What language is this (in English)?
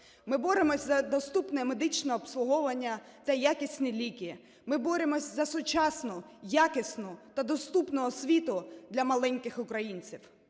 Ukrainian